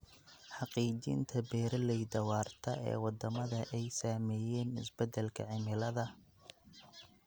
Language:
Somali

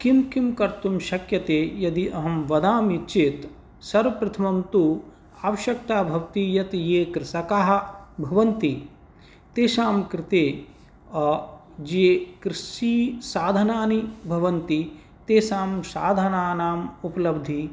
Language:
Sanskrit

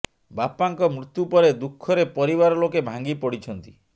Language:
Odia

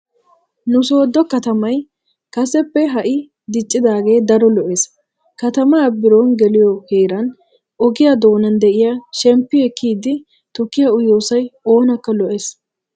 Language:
Wolaytta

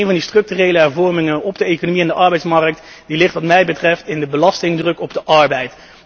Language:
Dutch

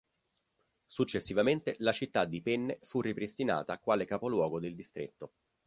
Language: Italian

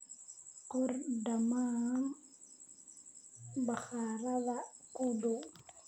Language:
Somali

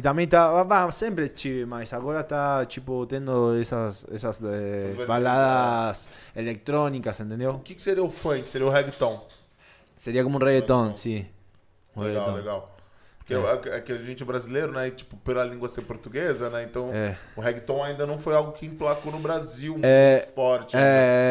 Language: Portuguese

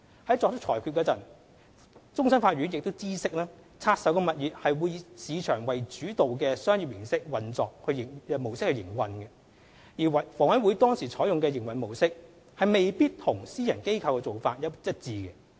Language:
Cantonese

